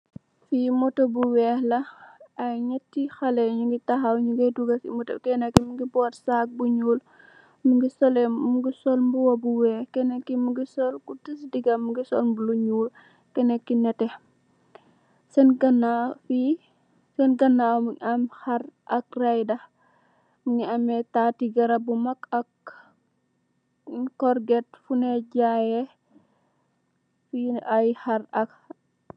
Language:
Wolof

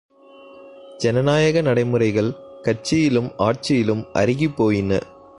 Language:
Tamil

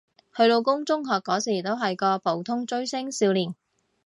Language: Cantonese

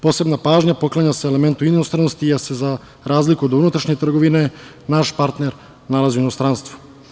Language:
Serbian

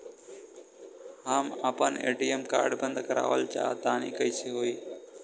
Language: Bhojpuri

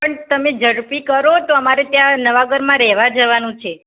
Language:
Gujarati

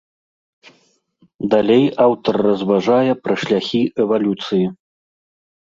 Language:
Belarusian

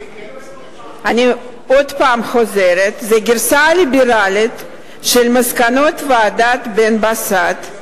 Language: Hebrew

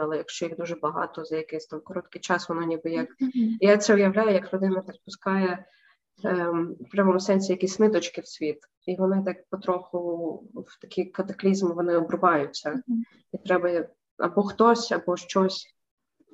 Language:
Ukrainian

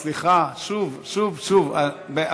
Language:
Hebrew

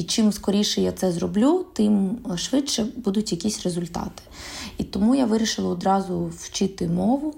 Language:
Ukrainian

